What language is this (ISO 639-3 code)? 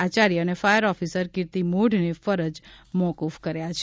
guj